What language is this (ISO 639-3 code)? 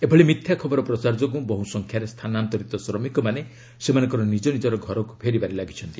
ori